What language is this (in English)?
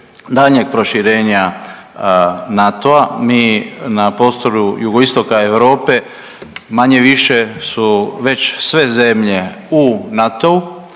Croatian